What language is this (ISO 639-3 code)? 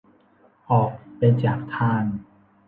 tha